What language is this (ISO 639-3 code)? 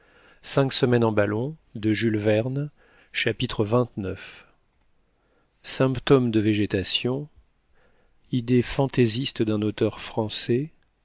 fra